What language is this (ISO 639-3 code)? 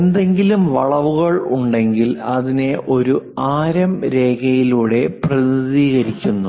mal